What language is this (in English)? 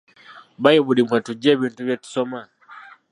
Ganda